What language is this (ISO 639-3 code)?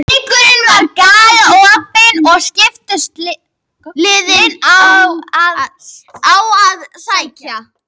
isl